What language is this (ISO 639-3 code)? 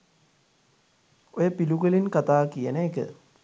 sin